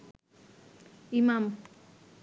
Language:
Bangla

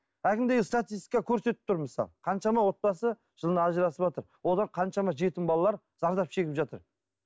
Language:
Kazakh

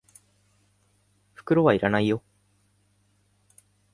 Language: Japanese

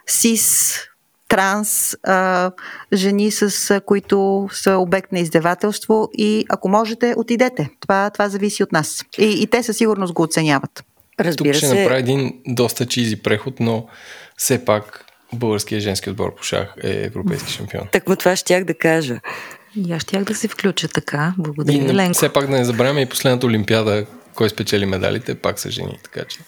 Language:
Bulgarian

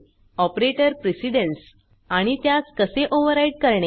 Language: Marathi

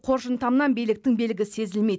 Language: Kazakh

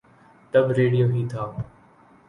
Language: Urdu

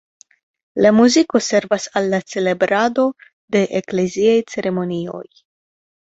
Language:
Esperanto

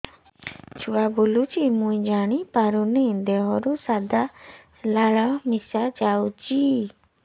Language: Odia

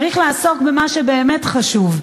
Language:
Hebrew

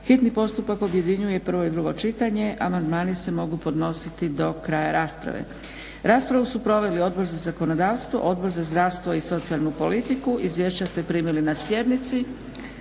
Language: Croatian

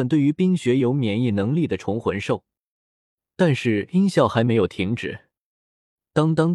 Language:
Chinese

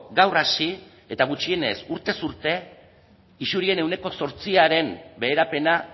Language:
Basque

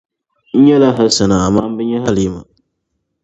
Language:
Dagbani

